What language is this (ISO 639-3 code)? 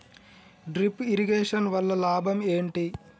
tel